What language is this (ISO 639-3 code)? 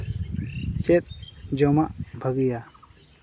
sat